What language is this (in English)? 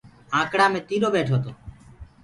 Gurgula